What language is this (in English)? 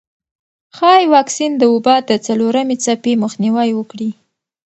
Pashto